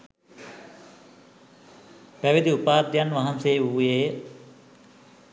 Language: Sinhala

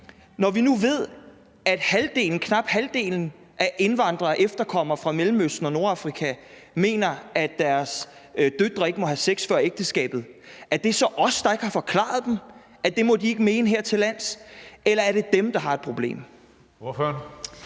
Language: Danish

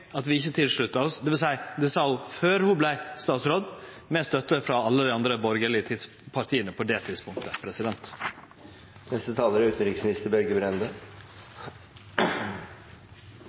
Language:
Norwegian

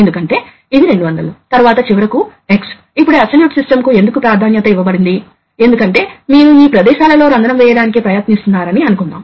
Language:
Telugu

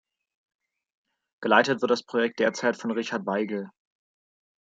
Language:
German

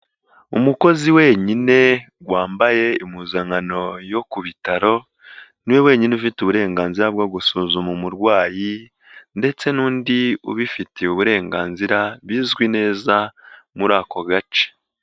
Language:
Kinyarwanda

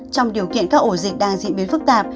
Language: Vietnamese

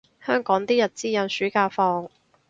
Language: Cantonese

